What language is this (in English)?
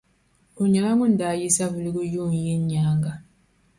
Dagbani